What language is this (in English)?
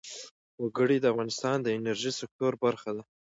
Pashto